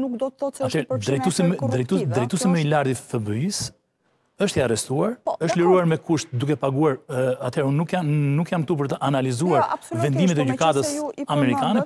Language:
Romanian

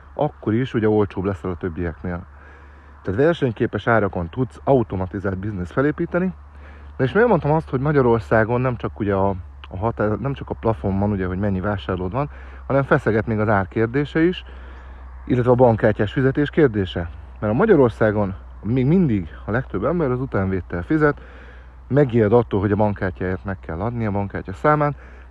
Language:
Hungarian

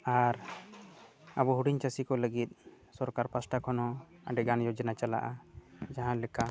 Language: Santali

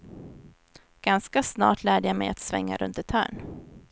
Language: Swedish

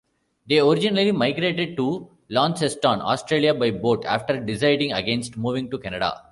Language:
English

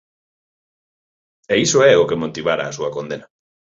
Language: Galician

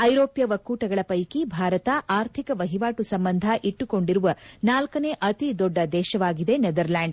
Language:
Kannada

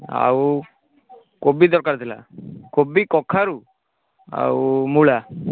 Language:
Odia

